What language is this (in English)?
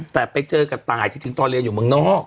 Thai